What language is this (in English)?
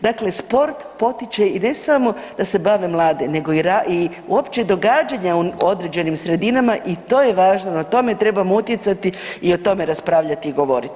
Croatian